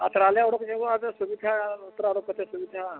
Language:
Santali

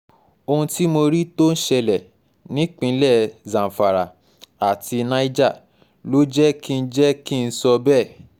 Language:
Yoruba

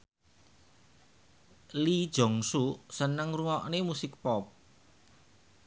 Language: Javanese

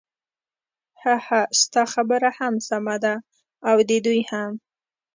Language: Pashto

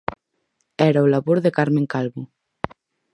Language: Galician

